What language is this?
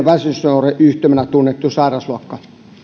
Finnish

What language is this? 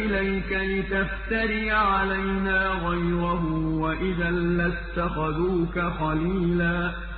Arabic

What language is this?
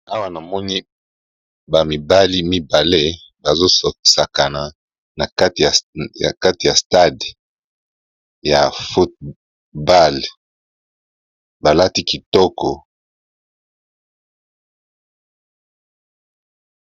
Lingala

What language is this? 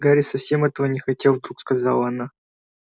Russian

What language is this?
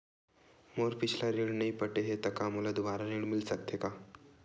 Chhattisgarhi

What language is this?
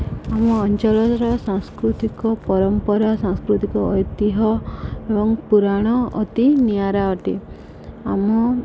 Odia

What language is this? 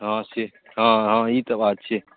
Maithili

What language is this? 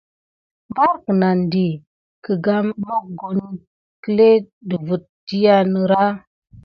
Gidar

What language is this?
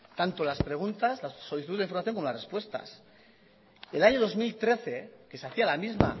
Spanish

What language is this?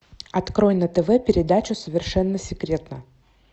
Russian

